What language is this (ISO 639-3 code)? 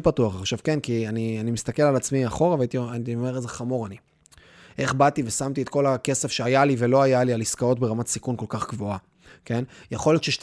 heb